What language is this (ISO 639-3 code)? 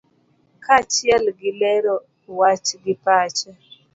luo